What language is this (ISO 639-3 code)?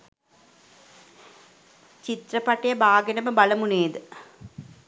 sin